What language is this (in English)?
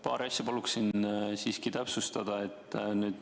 Estonian